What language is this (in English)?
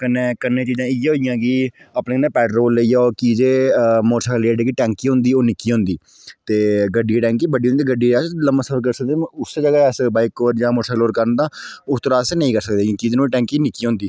Dogri